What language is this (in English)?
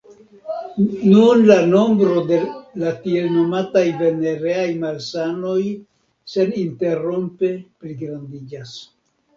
Esperanto